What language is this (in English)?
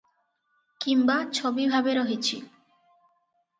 Odia